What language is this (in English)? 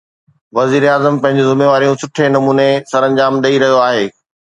Sindhi